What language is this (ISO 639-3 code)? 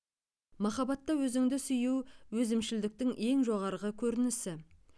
kaz